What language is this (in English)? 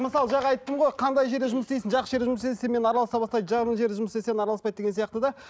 Kazakh